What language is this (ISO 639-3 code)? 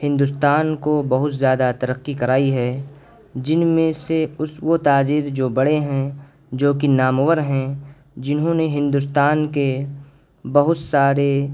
urd